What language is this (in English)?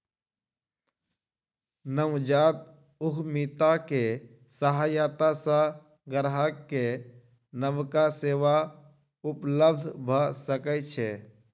Maithili